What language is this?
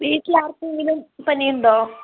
Malayalam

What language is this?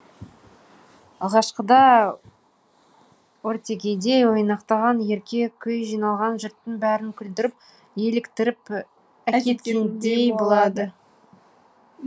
Kazakh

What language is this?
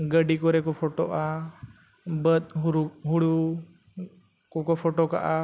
Santali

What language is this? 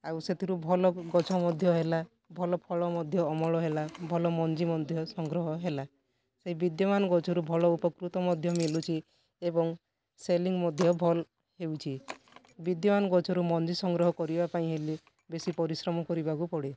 Odia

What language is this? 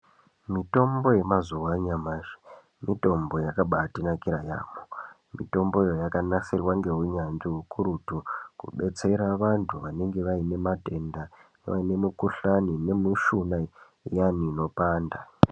Ndau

